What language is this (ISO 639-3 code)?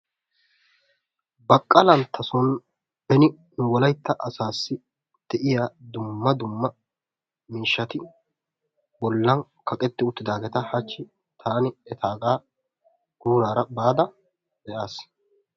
wal